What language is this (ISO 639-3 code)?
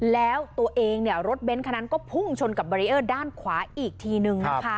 tha